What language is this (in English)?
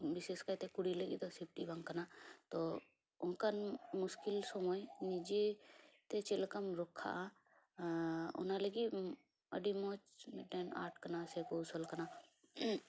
Santali